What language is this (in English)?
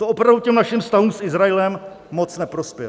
Czech